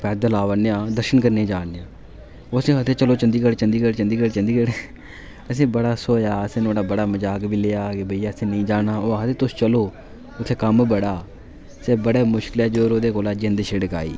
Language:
Dogri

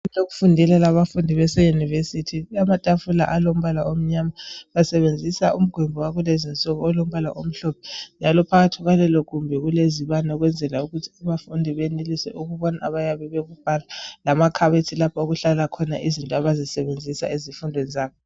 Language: North Ndebele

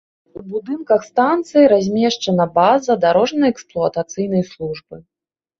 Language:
Belarusian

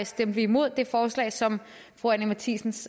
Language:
Danish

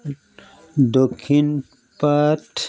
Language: Assamese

